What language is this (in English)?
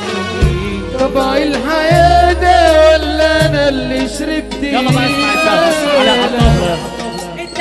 Arabic